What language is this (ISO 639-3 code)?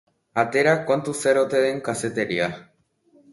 eus